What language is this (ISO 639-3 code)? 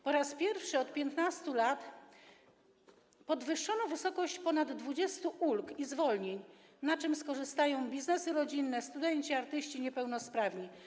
pol